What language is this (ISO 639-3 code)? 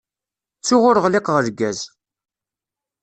kab